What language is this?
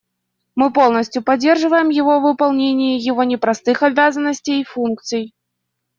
Russian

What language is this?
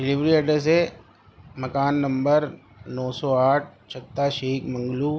Urdu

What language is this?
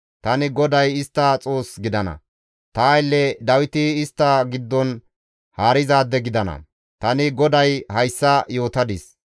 Gamo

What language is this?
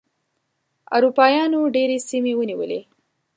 Pashto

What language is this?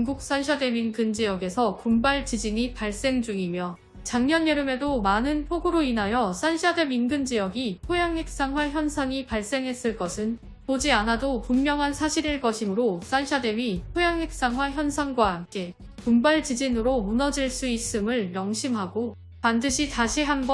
Korean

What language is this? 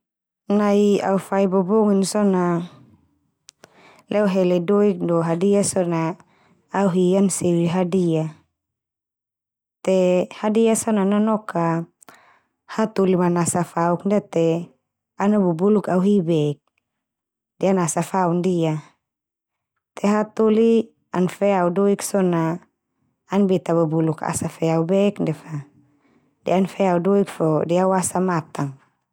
Termanu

